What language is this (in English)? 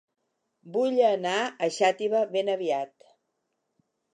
Catalan